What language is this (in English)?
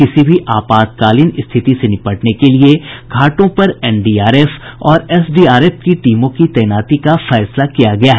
Hindi